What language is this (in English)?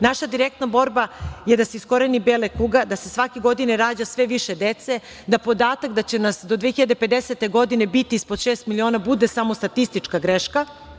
Serbian